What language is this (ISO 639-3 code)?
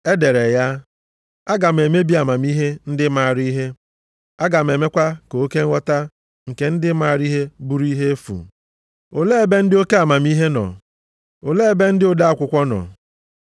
ibo